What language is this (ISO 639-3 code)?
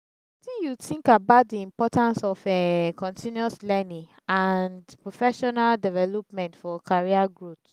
pcm